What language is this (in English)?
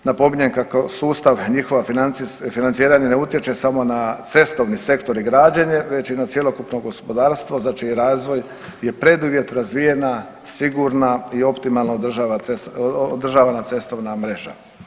Croatian